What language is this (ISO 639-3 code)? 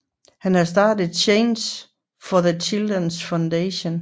dan